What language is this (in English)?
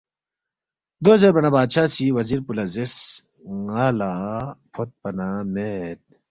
Balti